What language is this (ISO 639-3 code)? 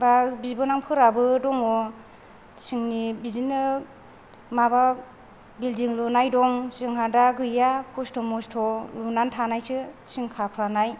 brx